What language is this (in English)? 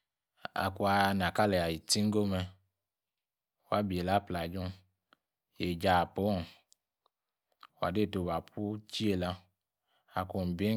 Yace